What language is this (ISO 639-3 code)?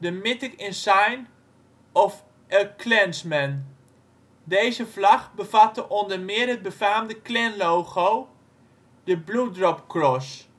nld